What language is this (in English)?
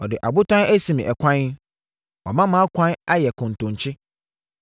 Akan